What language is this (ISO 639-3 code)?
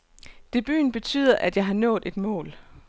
dan